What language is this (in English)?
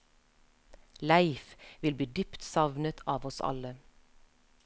Norwegian